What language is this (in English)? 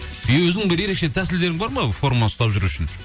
Kazakh